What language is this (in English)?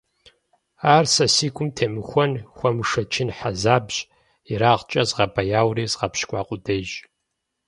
Kabardian